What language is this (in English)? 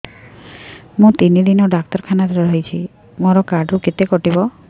Odia